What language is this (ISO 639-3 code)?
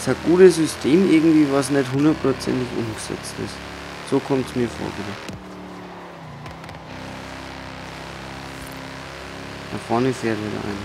deu